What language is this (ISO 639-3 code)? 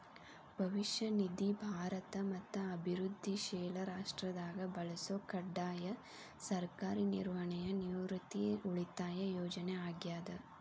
kan